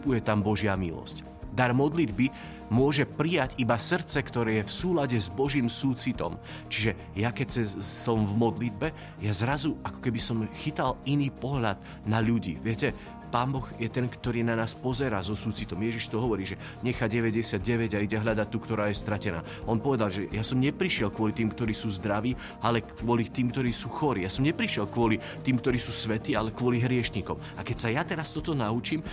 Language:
Slovak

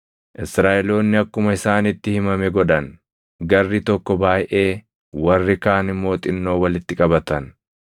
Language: Oromo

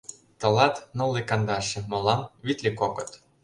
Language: Mari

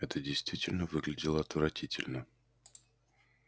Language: Russian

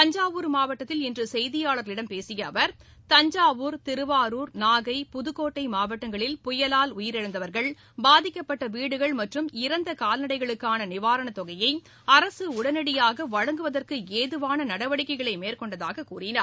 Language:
Tamil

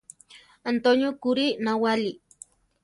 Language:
Central Tarahumara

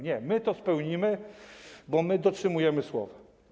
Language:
Polish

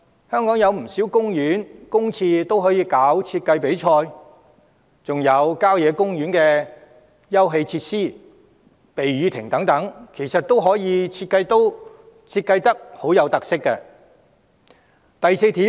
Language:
Cantonese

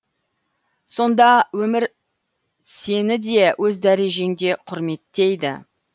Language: Kazakh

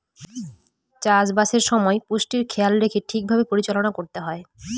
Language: Bangla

